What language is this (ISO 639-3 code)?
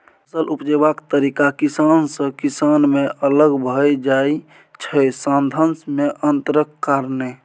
mai